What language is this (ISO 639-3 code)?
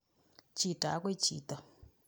kln